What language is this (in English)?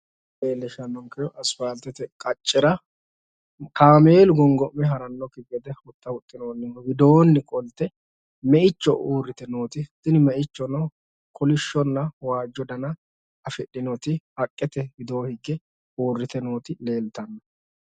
Sidamo